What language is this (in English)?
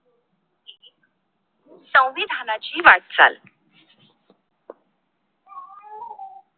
Marathi